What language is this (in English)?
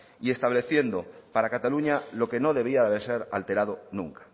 Spanish